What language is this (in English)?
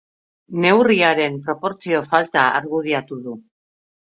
Basque